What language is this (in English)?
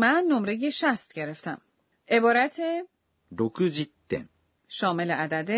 Persian